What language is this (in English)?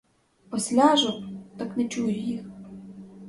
Ukrainian